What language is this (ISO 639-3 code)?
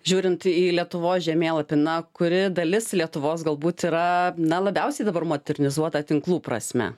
lit